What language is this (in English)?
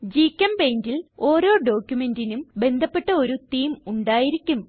Malayalam